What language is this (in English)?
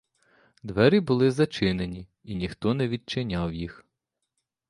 Ukrainian